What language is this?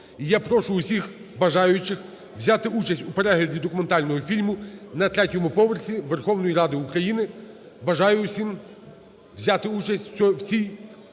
Ukrainian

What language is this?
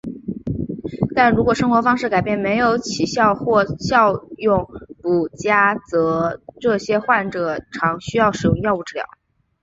Chinese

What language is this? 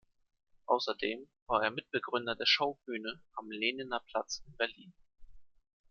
German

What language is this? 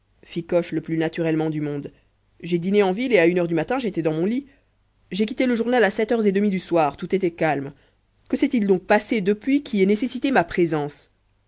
French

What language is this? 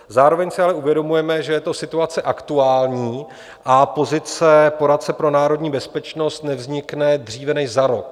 Czech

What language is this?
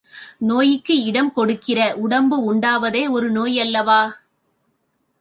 Tamil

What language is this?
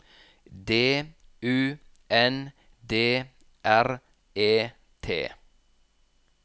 Norwegian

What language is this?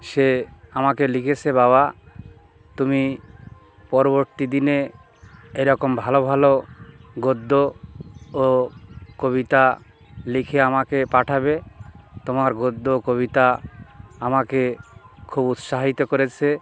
Bangla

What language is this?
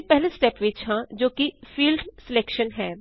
Punjabi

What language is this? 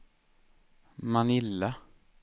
Swedish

